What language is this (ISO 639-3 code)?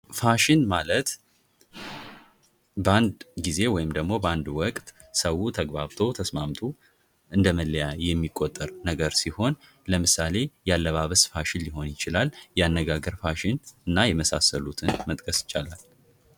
amh